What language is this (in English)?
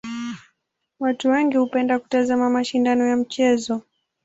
Swahili